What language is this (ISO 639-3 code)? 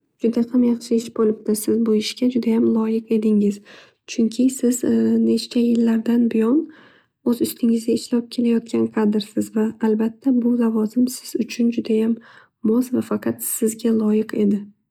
uzb